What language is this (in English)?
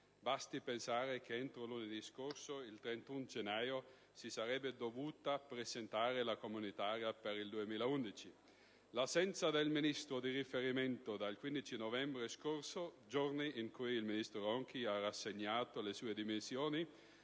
Italian